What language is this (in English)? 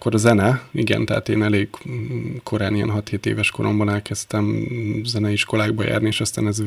Hungarian